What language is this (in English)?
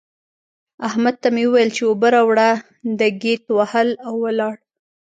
Pashto